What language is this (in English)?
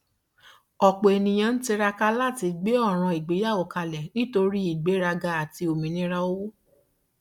Yoruba